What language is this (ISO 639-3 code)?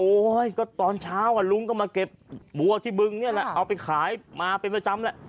tha